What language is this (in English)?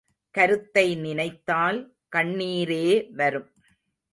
Tamil